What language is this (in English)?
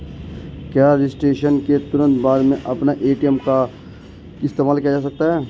Hindi